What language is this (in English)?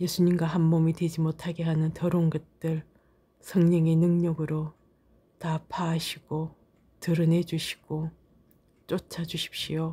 Korean